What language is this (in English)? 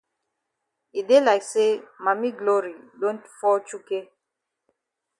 Cameroon Pidgin